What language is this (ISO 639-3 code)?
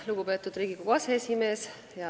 est